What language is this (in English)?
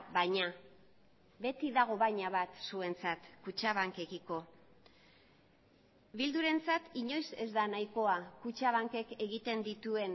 Basque